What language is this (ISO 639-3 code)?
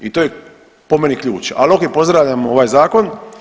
hrv